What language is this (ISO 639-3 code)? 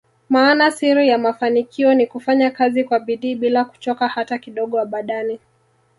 swa